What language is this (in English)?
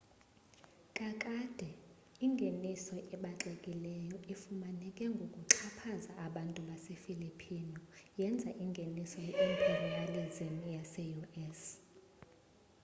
Xhosa